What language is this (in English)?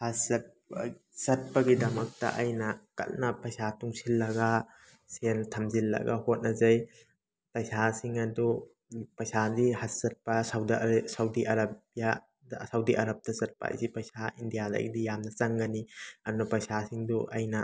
Manipuri